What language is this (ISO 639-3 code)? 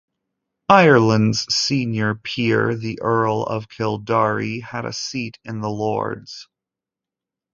eng